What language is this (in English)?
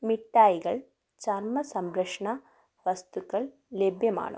Malayalam